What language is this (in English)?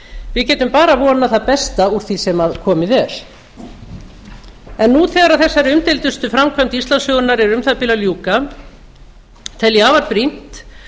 Icelandic